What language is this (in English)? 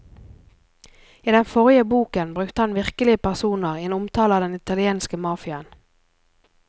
Norwegian